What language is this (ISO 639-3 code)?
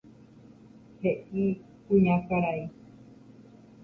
grn